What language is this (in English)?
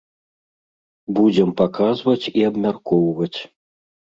Belarusian